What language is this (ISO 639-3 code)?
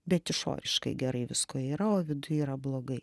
lit